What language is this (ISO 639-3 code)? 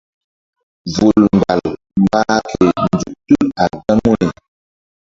mdd